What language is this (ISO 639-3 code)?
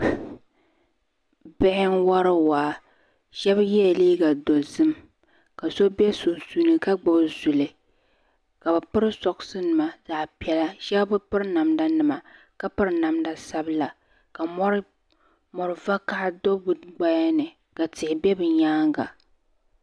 dag